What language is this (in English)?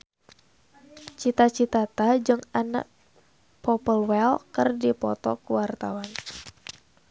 Sundanese